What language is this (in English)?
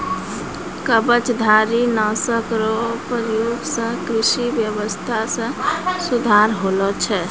Maithili